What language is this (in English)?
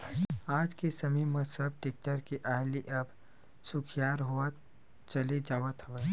Chhattisgarhi